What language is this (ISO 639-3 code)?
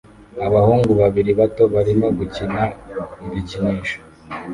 kin